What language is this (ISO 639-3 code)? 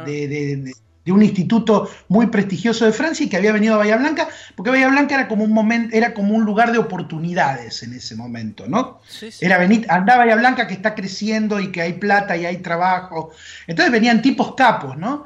spa